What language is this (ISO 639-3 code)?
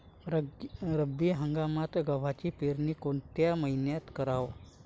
mar